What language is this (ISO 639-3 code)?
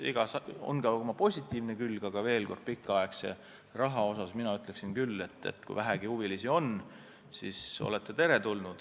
est